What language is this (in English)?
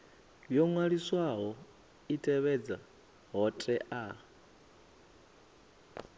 Venda